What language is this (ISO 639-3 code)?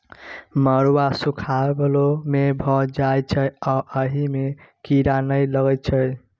mai